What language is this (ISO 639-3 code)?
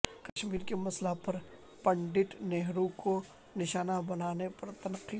urd